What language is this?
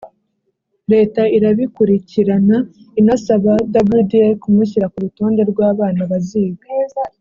Kinyarwanda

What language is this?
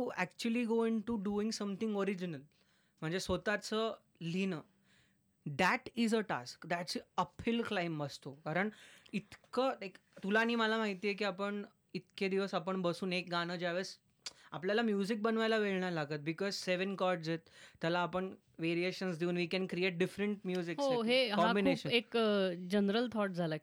Marathi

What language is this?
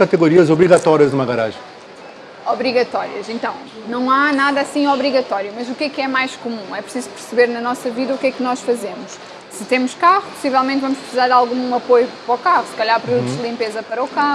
Portuguese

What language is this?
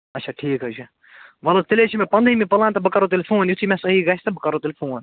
Kashmiri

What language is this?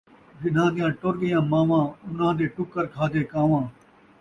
Saraiki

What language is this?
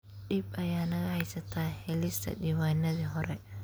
Somali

